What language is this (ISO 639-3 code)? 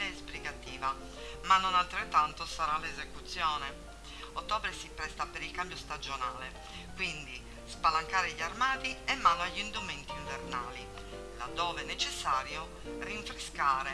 ita